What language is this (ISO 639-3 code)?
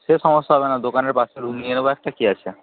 ben